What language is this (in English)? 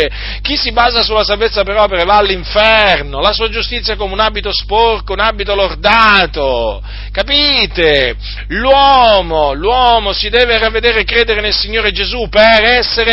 Italian